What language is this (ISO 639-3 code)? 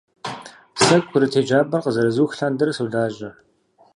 kbd